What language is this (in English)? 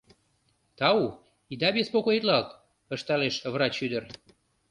Mari